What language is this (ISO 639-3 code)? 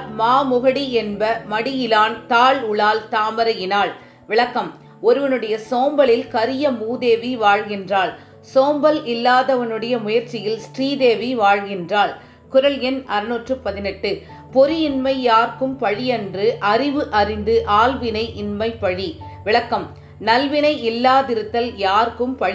tam